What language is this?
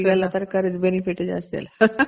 Kannada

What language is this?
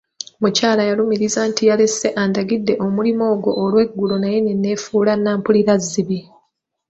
Ganda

